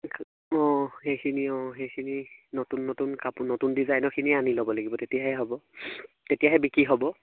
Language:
Assamese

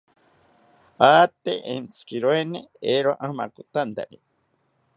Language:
South Ucayali Ashéninka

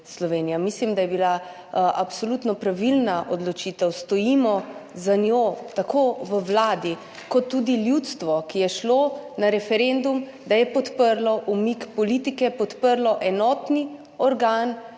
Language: Slovenian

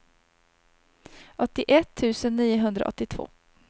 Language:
Swedish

